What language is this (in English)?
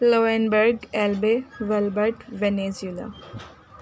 Urdu